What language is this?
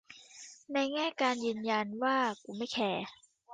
Thai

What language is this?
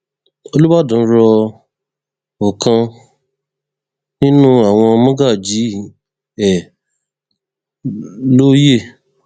Yoruba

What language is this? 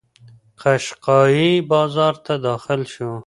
Pashto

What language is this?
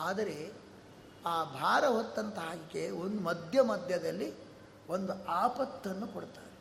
Kannada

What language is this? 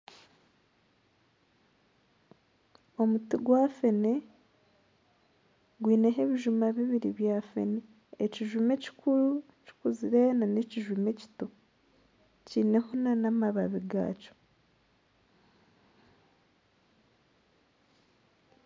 Nyankole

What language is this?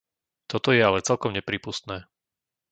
Slovak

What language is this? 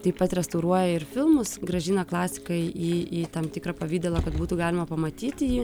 Lithuanian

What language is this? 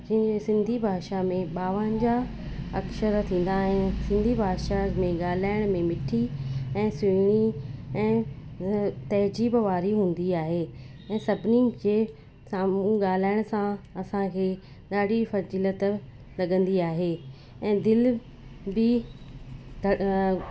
Sindhi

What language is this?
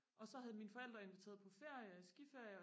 Danish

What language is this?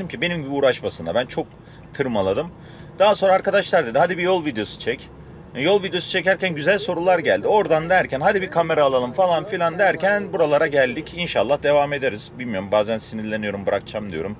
Turkish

